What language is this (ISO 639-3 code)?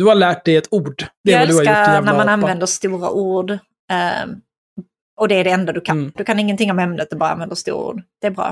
swe